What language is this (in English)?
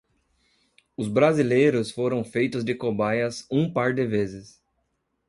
Portuguese